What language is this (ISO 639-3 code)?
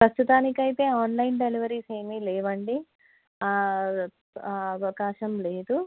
tel